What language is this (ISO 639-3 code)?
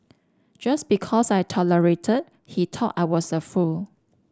eng